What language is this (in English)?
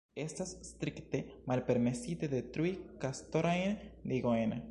Esperanto